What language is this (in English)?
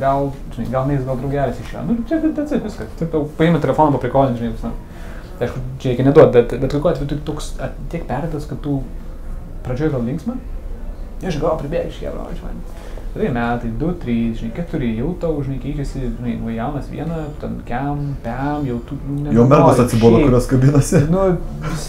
Lithuanian